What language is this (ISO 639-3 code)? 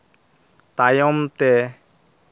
sat